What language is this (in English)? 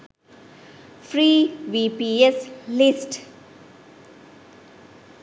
Sinhala